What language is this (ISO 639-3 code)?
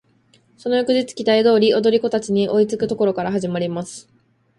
jpn